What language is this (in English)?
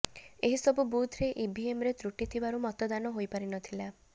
Odia